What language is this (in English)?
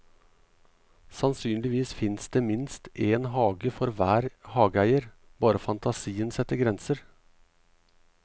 Norwegian